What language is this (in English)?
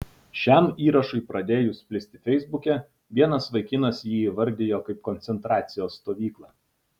Lithuanian